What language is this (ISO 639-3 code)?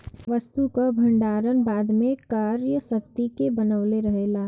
bho